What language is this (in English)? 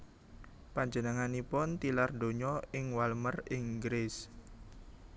Javanese